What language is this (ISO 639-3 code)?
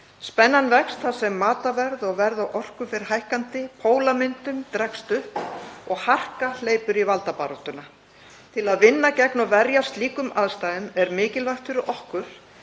isl